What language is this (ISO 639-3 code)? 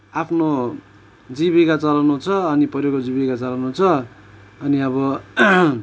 nep